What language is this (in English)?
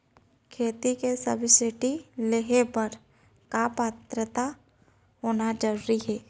Chhattisgarhi